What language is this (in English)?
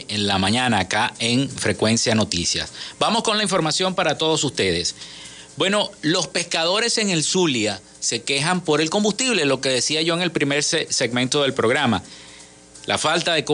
Spanish